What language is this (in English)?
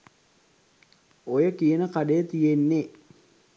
Sinhala